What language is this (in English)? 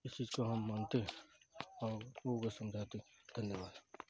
Urdu